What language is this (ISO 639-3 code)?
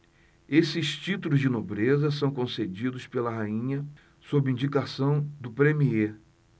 por